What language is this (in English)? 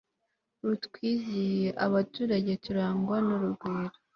Kinyarwanda